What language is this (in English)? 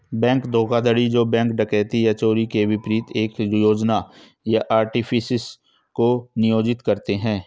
Hindi